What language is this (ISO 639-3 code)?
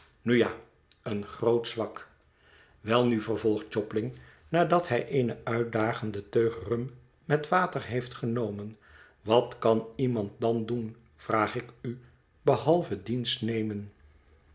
nld